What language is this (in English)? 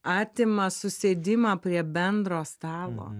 Lithuanian